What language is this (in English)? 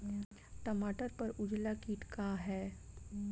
Bhojpuri